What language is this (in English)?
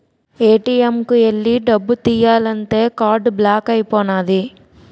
Telugu